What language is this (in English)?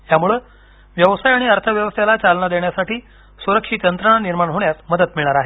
Marathi